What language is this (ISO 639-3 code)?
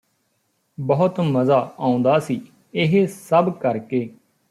pan